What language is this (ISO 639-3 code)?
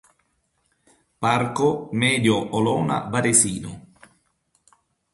ita